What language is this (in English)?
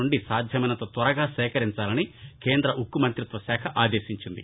Telugu